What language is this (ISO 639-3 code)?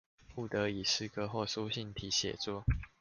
zho